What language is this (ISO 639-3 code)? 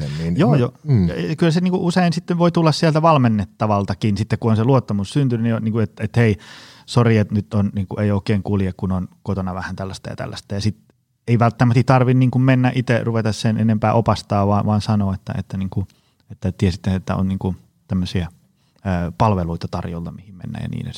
fin